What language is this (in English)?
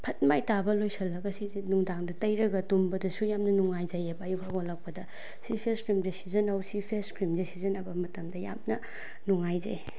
Manipuri